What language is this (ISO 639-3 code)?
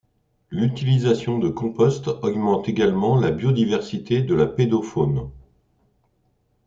fra